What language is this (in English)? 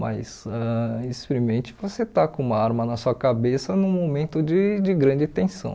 Portuguese